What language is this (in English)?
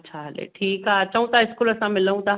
Sindhi